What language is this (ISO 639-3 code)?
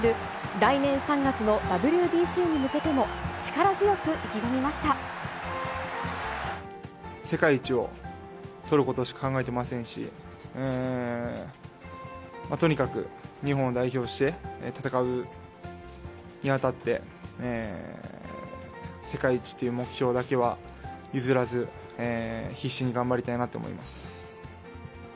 jpn